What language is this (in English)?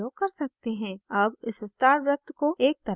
Hindi